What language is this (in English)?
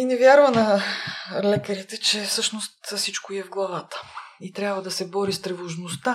Bulgarian